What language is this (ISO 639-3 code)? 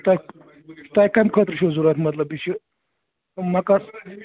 kas